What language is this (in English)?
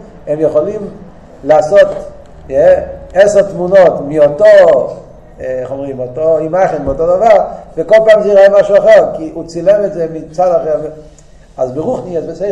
Hebrew